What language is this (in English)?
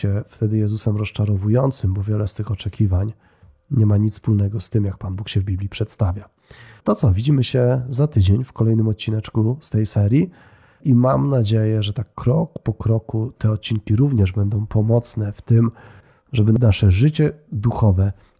Polish